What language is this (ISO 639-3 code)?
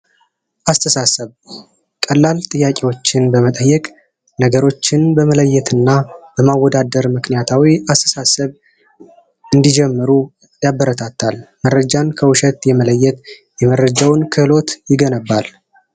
amh